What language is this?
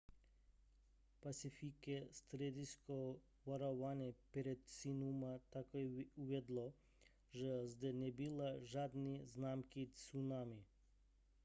Czech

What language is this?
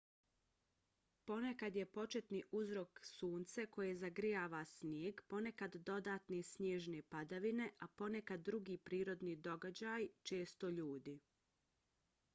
Bosnian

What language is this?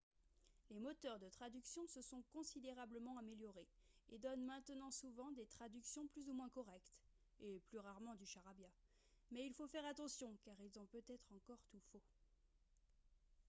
French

